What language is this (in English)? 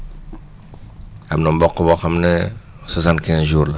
Wolof